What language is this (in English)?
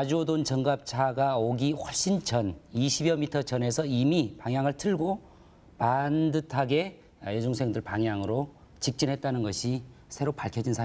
Korean